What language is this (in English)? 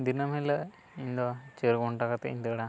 Santali